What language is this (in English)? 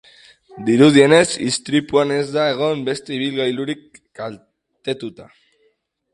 Basque